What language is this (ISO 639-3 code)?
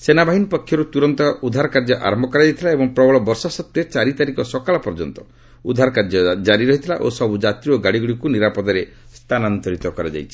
ori